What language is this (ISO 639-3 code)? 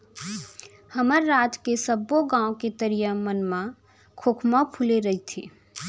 hne